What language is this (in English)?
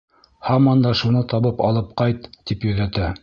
Bashkir